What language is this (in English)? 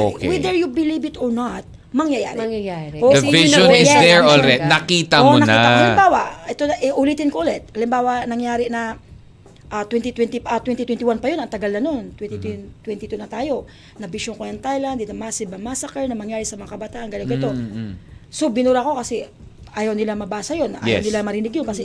Filipino